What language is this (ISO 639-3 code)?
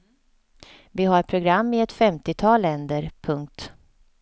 swe